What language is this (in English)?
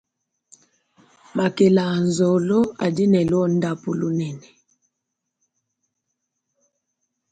Luba-Lulua